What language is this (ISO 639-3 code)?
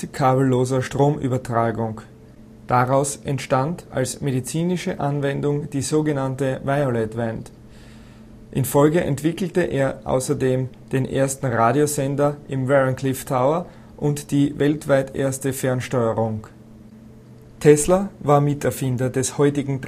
deu